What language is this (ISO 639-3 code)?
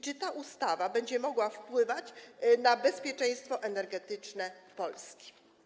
pol